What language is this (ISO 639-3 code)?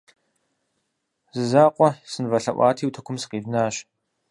kbd